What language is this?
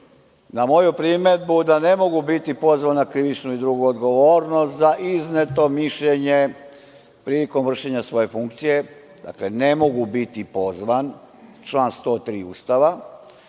Serbian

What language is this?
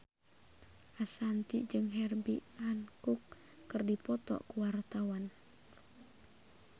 Sundanese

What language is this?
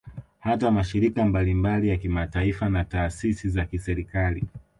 Swahili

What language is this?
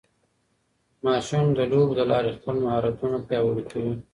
Pashto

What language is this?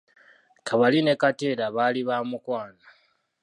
Ganda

